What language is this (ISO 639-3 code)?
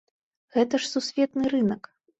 bel